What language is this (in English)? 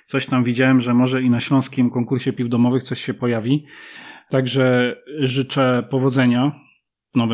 Polish